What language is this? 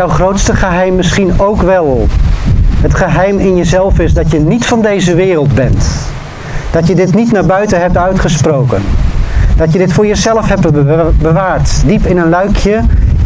Dutch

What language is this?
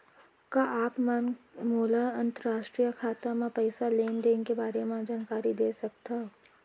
Chhattisgarhi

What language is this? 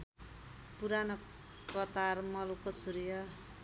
Nepali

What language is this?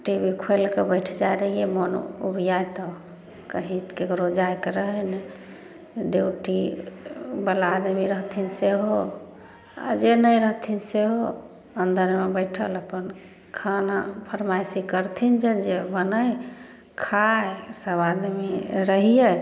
Maithili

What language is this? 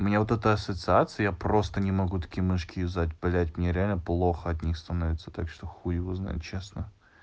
Russian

